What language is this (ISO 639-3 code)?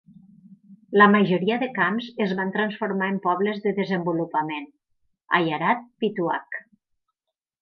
cat